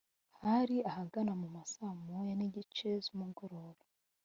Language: Kinyarwanda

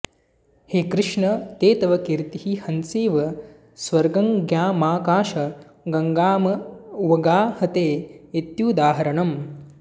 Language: Sanskrit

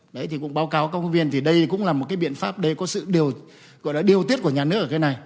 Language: Vietnamese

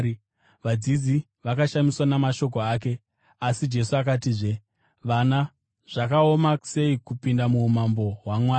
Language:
Shona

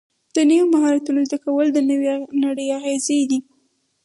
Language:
Pashto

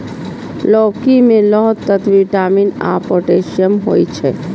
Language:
Maithili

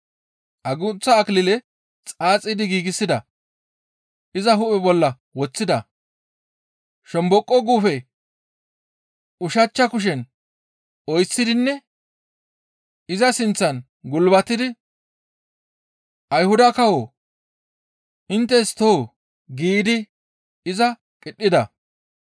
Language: Gamo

